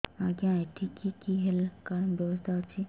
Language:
Odia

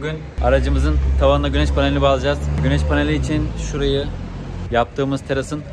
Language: Turkish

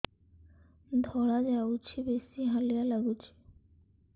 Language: Odia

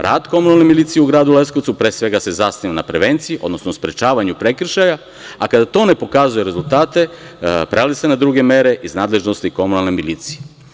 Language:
Serbian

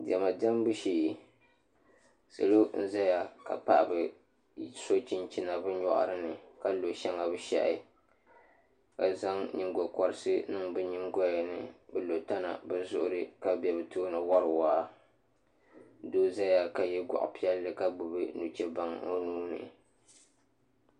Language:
Dagbani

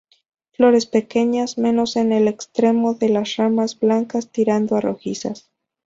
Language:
Spanish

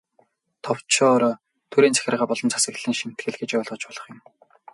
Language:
Mongolian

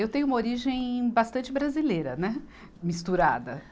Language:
Portuguese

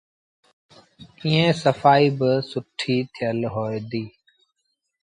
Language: Sindhi Bhil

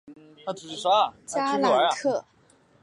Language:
Chinese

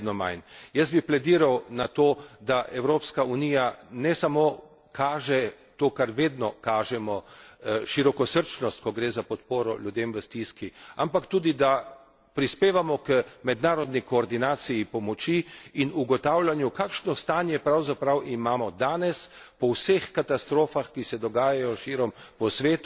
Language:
Slovenian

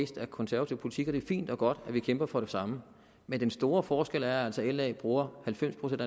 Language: Danish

